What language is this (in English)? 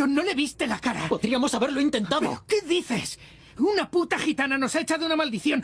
Spanish